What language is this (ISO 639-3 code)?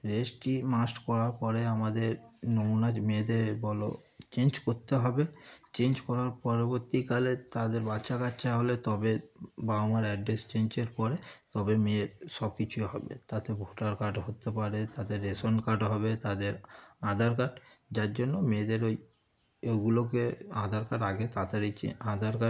ben